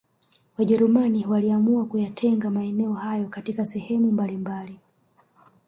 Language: Swahili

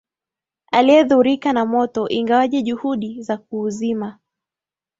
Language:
Swahili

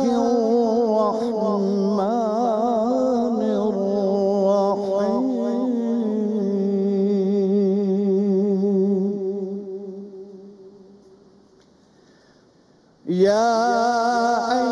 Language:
Arabic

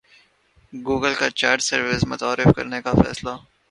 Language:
Urdu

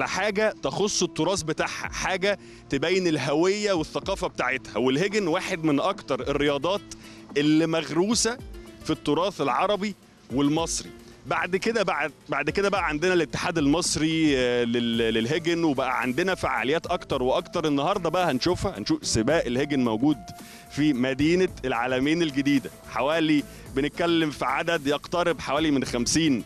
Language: Arabic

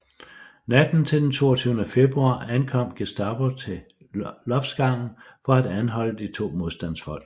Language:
Danish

